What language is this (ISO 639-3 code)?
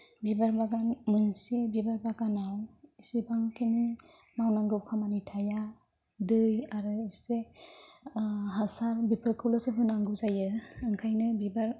brx